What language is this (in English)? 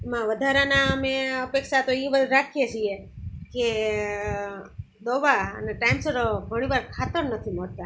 Gujarati